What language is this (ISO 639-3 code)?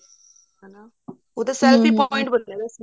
pan